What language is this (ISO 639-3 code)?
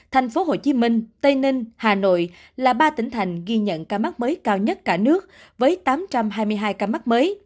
vie